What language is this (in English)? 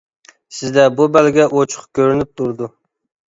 Uyghur